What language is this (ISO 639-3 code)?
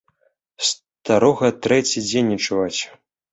bel